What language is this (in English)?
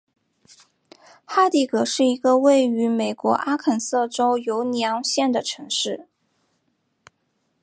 Chinese